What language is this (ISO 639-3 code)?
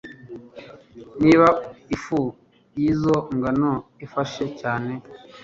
kin